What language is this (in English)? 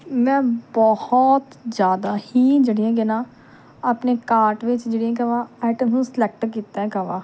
Punjabi